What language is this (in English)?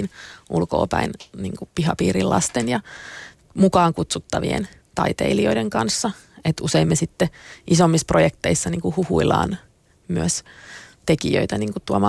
Finnish